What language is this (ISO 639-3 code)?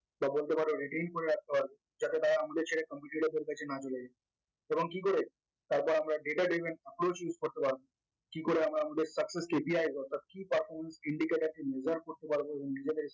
ben